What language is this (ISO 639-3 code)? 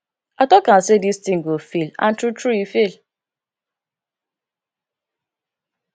pcm